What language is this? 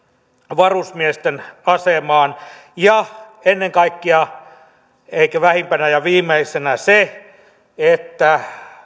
Finnish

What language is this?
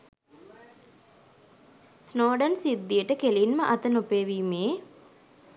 Sinhala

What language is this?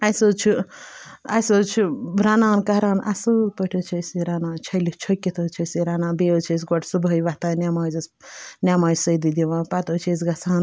Kashmiri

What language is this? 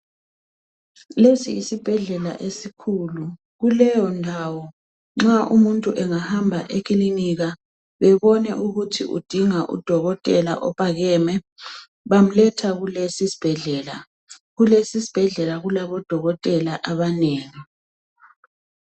North Ndebele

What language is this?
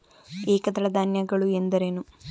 Kannada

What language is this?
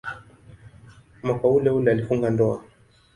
Swahili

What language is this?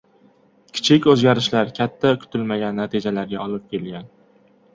Uzbek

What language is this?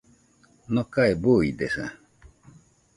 Nüpode Huitoto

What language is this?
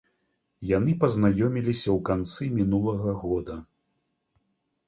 Belarusian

